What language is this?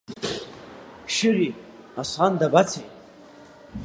Abkhazian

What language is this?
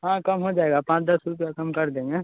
Hindi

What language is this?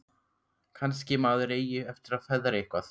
Icelandic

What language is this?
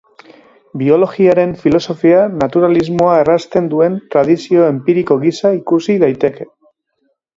Basque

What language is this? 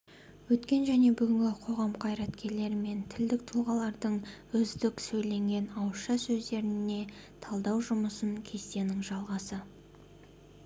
Kazakh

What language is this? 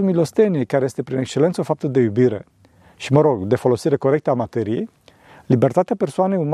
Romanian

